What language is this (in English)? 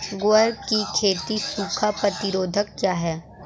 Hindi